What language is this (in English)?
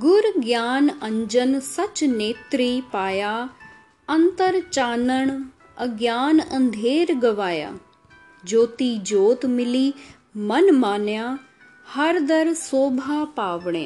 Hindi